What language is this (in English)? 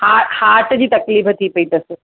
Sindhi